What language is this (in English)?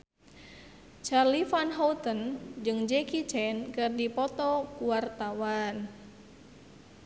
Sundanese